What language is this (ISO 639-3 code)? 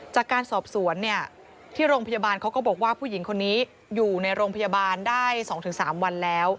tha